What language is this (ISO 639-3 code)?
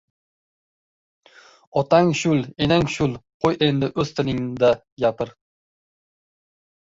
uzb